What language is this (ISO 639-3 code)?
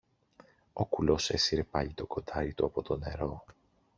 ell